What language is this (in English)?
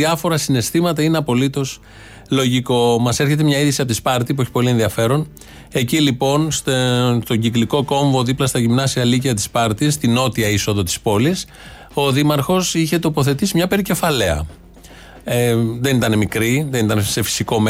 Greek